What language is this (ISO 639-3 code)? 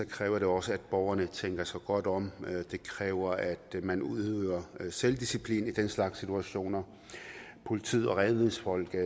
dan